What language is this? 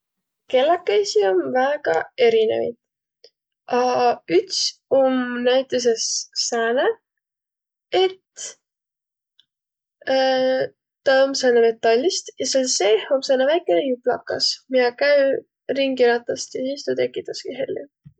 Võro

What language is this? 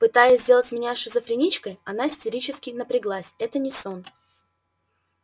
Russian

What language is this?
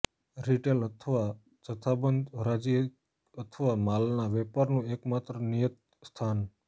Gujarati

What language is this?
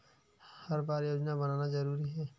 Chhattisgarhi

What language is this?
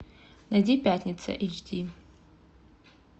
Russian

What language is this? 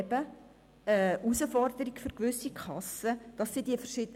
Swiss German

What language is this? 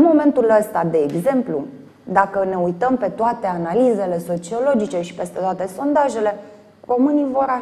Romanian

